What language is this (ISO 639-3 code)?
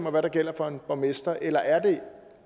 dan